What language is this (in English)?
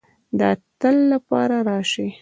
Pashto